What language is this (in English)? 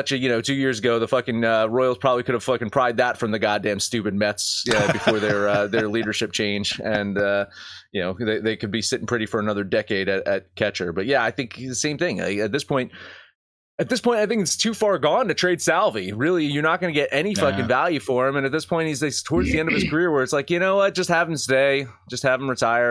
English